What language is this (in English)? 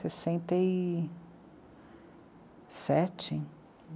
Portuguese